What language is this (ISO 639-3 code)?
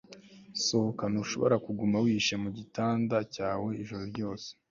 kin